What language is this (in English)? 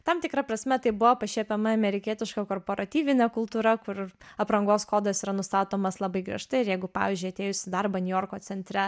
Lithuanian